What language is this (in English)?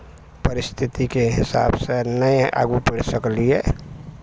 Maithili